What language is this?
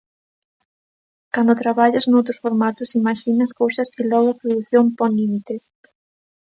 Galician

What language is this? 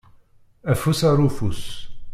Kabyle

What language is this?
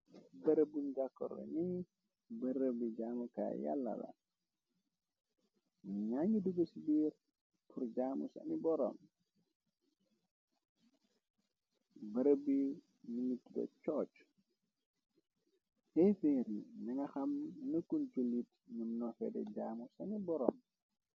Wolof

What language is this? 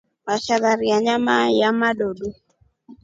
Rombo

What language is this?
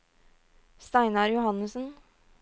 Norwegian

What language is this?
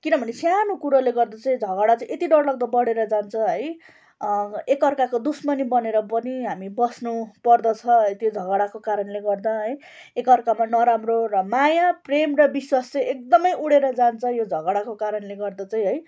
Nepali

